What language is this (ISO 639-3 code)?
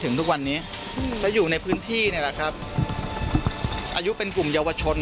tha